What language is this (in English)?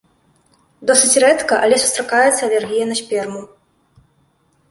Belarusian